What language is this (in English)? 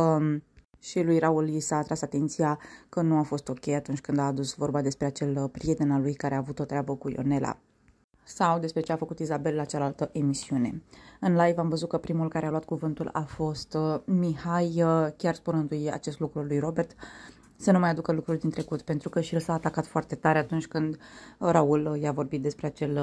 Romanian